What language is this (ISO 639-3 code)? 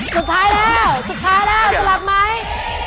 tha